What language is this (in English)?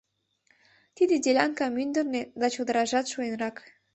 Mari